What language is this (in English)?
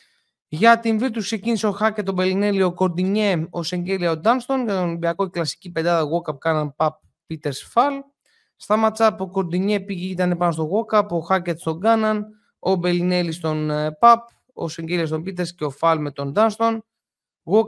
Greek